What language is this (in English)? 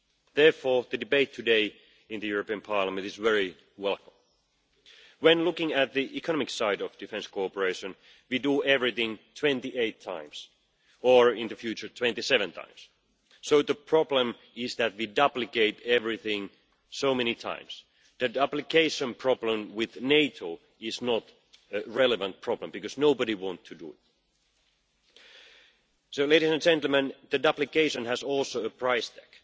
English